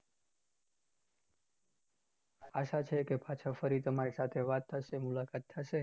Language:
Gujarati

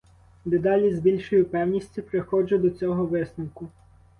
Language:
Ukrainian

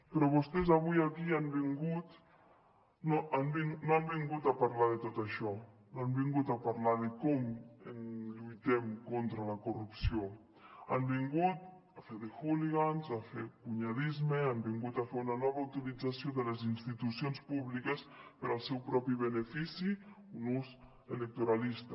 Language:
Catalan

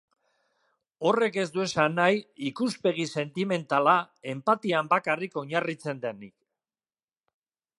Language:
Basque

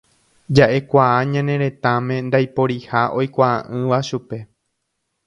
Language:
Guarani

